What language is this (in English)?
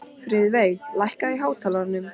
Icelandic